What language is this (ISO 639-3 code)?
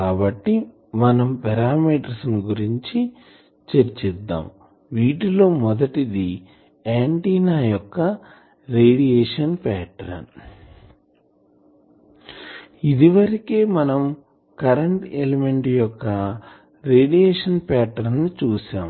tel